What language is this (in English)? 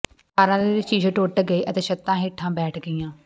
Punjabi